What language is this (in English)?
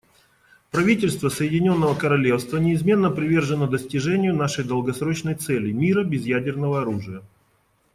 Russian